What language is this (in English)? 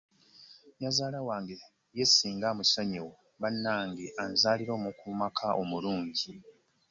Ganda